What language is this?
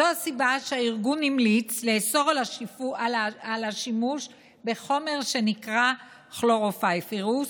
Hebrew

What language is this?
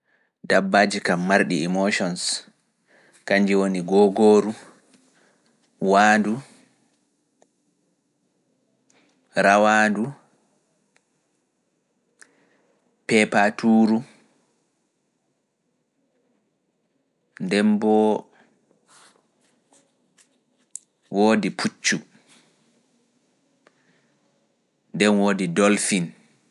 Fula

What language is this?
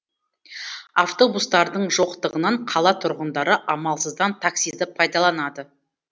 Kazakh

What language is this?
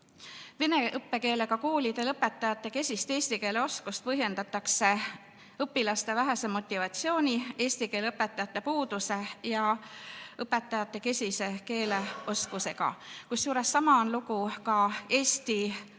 Estonian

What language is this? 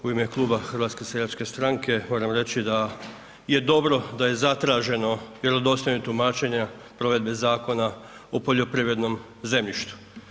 Croatian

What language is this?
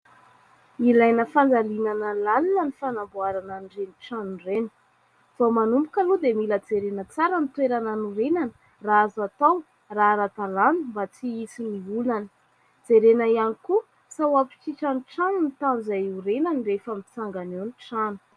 Malagasy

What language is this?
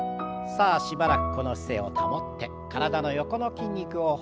Japanese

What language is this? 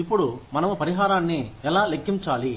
Telugu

